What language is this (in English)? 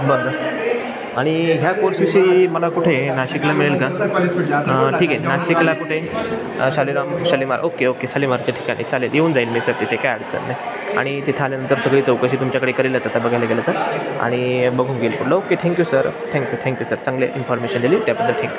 Marathi